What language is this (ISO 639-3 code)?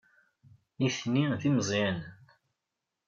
kab